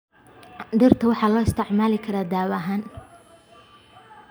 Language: Somali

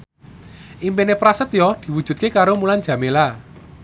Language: Javanese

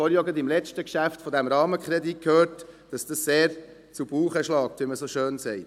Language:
Swiss German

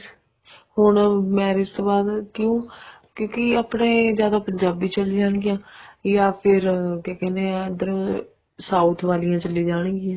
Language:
Punjabi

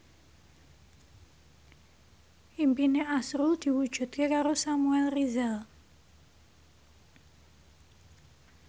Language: Javanese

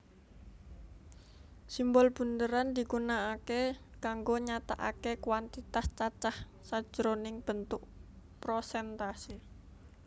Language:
Javanese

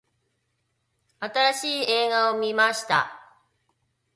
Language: Japanese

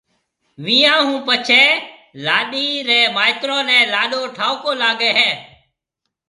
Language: Marwari (Pakistan)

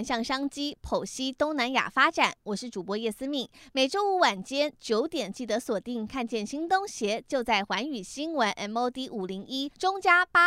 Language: Chinese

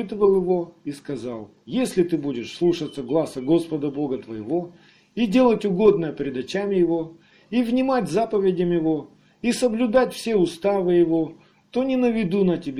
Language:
Russian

